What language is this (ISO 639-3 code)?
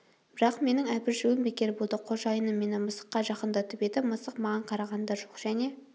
kaz